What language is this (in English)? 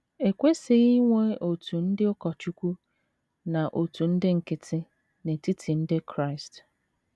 Igbo